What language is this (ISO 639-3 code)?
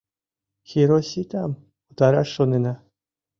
chm